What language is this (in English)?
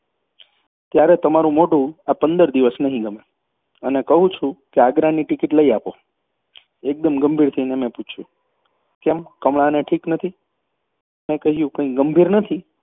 Gujarati